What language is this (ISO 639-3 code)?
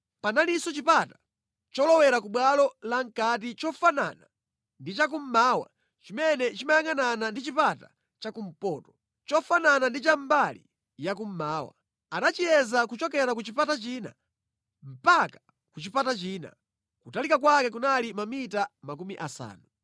nya